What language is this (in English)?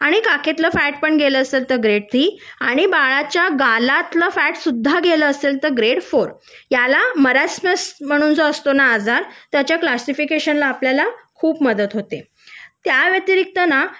Marathi